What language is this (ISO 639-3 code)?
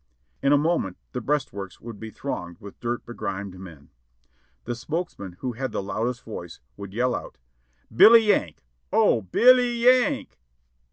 eng